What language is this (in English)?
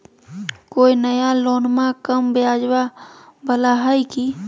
Magahi